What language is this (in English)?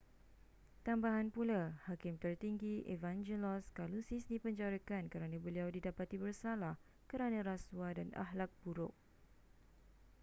Malay